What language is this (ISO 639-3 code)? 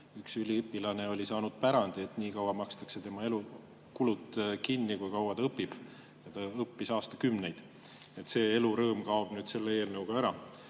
est